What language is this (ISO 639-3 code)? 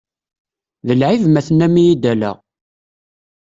kab